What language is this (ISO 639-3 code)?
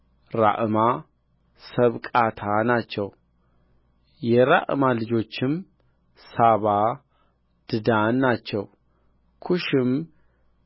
amh